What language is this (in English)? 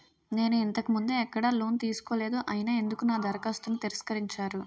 Telugu